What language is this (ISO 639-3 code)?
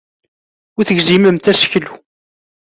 kab